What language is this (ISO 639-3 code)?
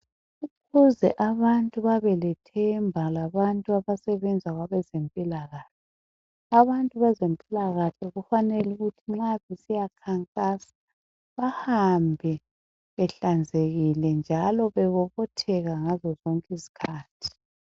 nde